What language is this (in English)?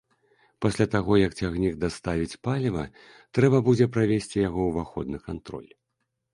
Belarusian